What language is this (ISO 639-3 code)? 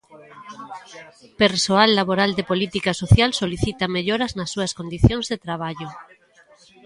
glg